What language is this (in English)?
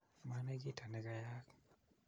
Kalenjin